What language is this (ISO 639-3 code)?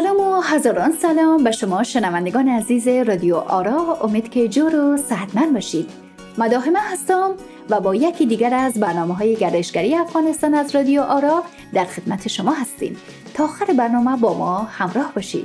fas